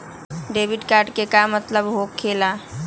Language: Magahi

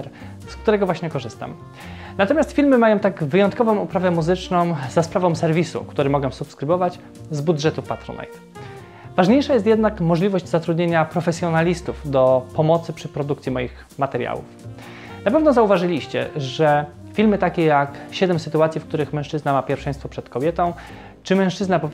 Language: Polish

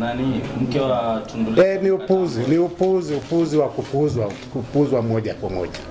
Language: Swahili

